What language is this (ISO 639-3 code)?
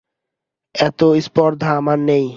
ben